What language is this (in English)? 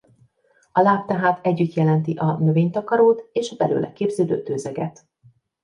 Hungarian